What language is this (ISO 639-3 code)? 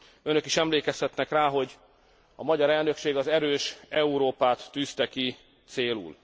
hun